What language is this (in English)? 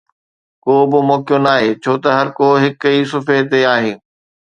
Sindhi